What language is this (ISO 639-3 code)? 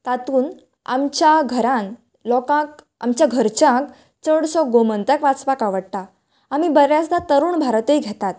kok